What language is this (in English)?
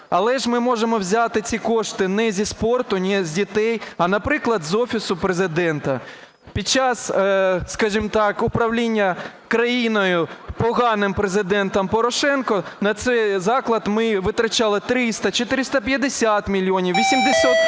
Ukrainian